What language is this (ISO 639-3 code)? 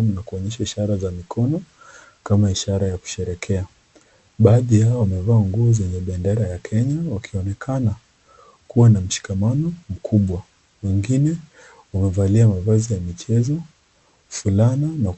swa